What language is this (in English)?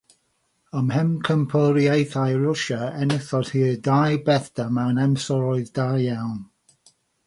Welsh